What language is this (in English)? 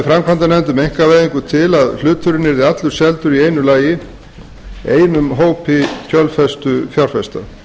Icelandic